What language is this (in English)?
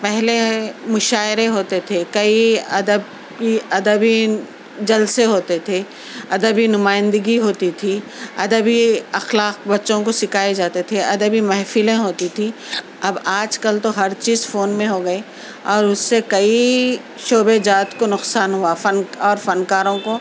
Urdu